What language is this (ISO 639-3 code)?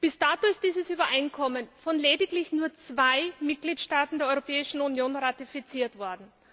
deu